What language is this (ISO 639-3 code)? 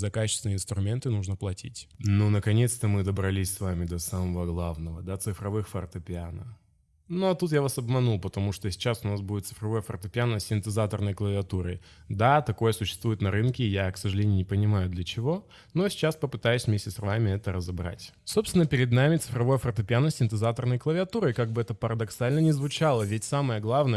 rus